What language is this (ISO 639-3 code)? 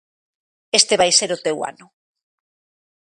glg